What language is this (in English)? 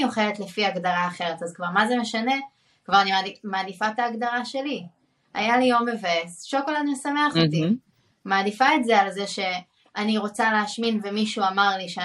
Hebrew